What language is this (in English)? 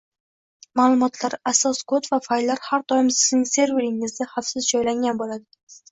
Uzbek